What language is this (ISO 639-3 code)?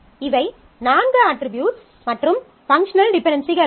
tam